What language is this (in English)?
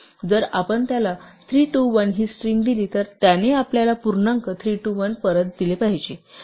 Marathi